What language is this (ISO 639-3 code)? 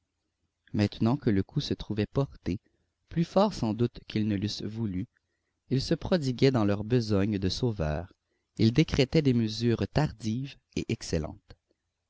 fra